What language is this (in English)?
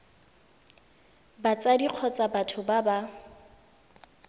Tswana